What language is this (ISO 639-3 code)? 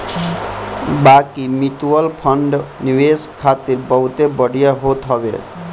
bho